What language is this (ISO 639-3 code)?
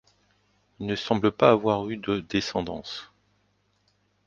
fra